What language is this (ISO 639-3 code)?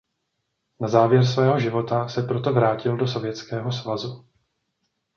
ces